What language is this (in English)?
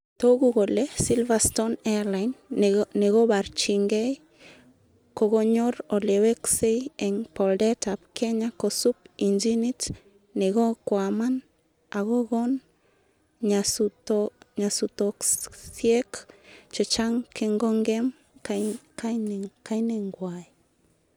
Kalenjin